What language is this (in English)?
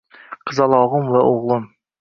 Uzbek